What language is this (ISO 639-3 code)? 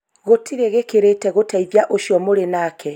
kik